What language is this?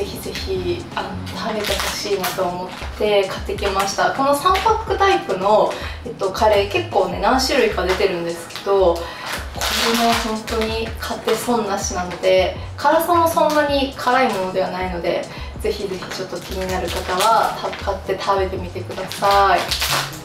Japanese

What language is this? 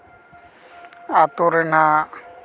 Santali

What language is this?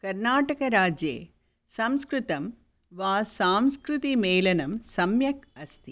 Sanskrit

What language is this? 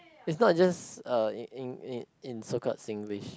English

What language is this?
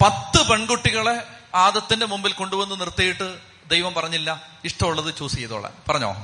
Malayalam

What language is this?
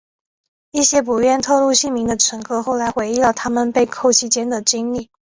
Chinese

